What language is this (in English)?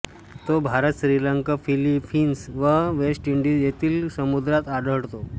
Marathi